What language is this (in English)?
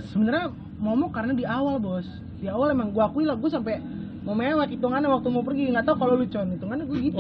Indonesian